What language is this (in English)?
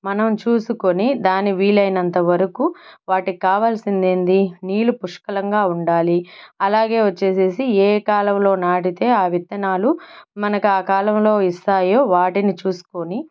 Telugu